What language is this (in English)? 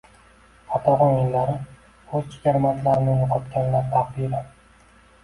Uzbek